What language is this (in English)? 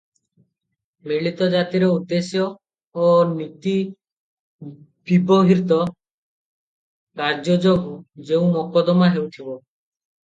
Odia